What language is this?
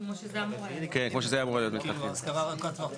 Hebrew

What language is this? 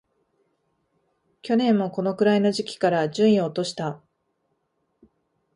Japanese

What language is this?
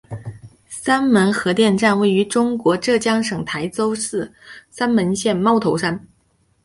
Chinese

